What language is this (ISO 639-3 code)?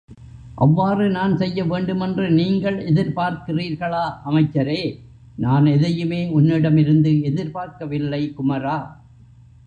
tam